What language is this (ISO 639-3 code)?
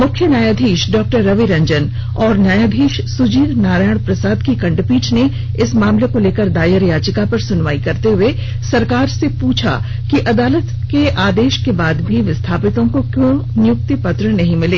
hin